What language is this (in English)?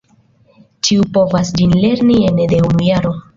Esperanto